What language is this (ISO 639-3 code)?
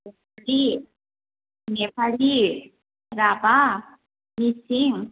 brx